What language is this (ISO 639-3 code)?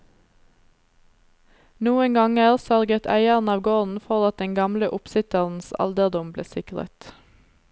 nor